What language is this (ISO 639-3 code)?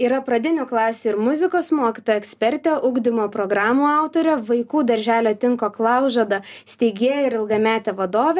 lit